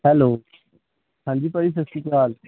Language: Punjabi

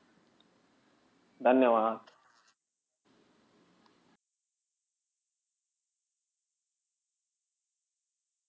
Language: Marathi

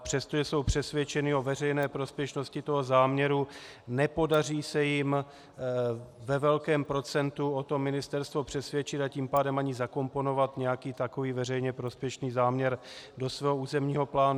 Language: Czech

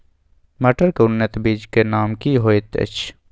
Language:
Maithili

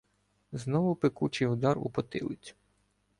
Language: Ukrainian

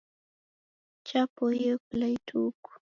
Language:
Taita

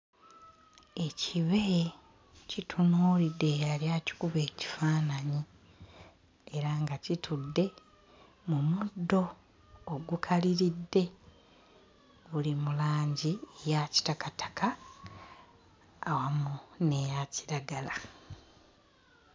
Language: Ganda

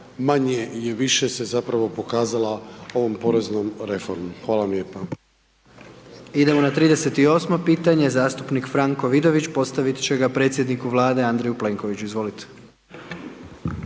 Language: Croatian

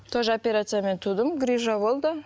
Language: Kazakh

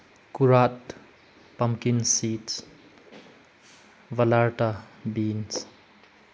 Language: Manipuri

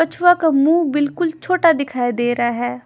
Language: Hindi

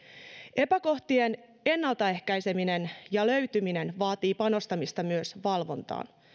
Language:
Finnish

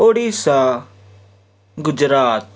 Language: Kashmiri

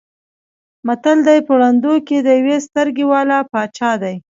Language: Pashto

